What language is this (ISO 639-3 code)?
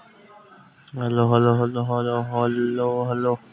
hne